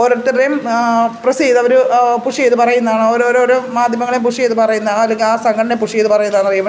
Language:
Malayalam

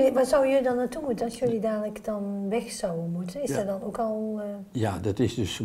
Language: Dutch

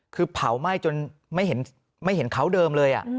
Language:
Thai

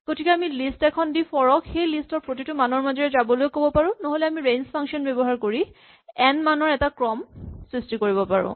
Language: Assamese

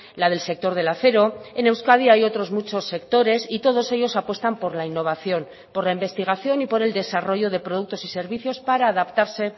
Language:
Spanish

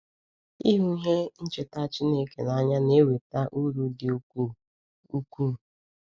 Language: Igbo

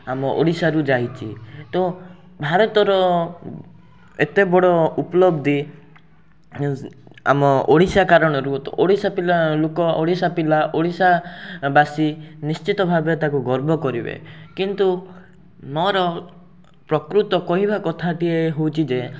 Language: Odia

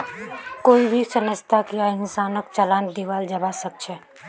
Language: Magahi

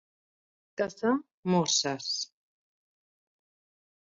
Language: Catalan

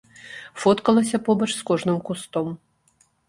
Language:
Belarusian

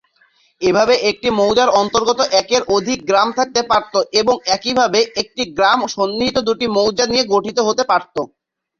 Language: Bangla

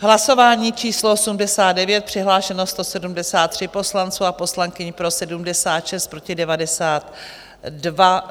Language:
Czech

